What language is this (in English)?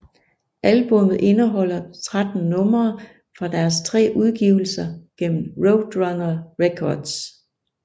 Danish